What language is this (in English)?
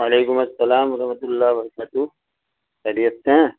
Urdu